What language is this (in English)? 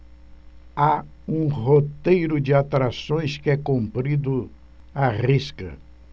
Portuguese